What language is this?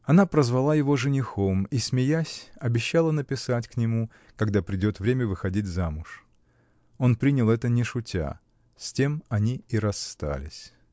Russian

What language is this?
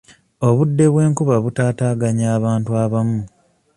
Ganda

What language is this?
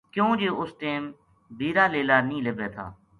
Gujari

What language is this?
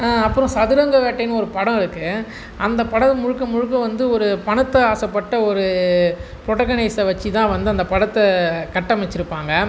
Tamil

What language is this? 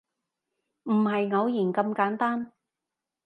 Cantonese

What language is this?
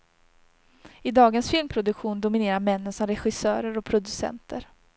Swedish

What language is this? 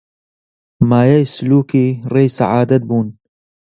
Central Kurdish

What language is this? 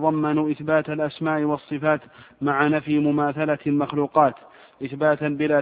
Arabic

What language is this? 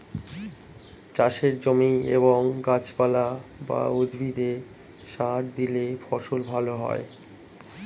Bangla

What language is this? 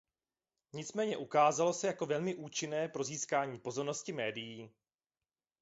Czech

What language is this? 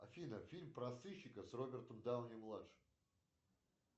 Russian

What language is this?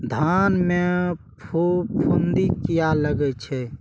Maithili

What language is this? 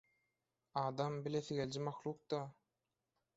Turkmen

